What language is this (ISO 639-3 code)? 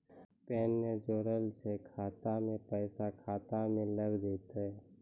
mai